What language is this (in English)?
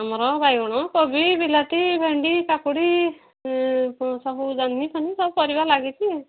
Odia